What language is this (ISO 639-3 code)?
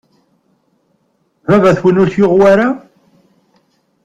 kab